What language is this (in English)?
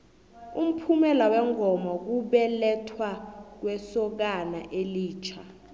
South Ndebele